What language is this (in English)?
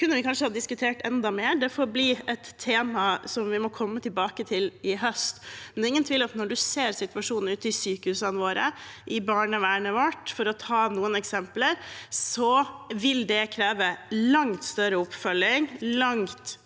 Norwegian